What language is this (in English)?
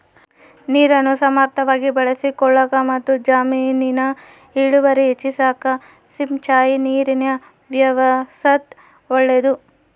Kannada